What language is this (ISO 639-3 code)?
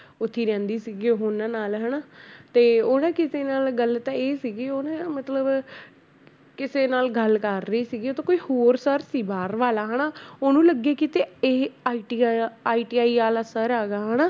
pan